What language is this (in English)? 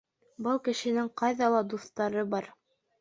Bashkir